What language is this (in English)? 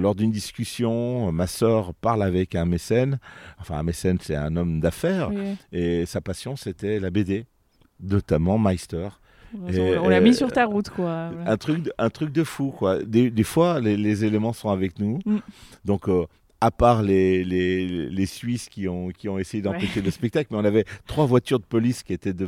French